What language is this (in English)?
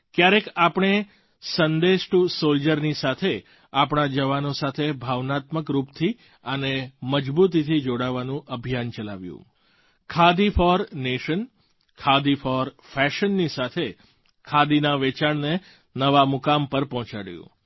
Gujarati